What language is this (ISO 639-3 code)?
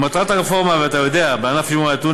heb